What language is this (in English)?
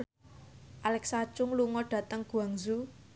Javanese